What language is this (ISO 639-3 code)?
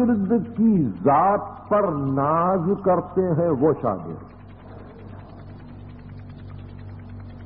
ara